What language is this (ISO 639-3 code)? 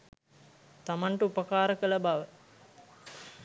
sin